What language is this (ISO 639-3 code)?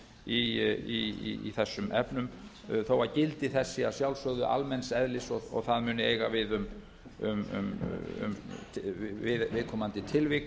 isl